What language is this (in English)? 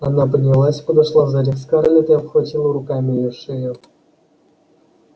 Russian